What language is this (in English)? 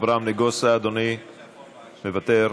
Hebrew